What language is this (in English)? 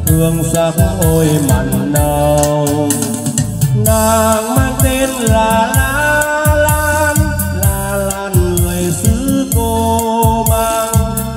Vietnamese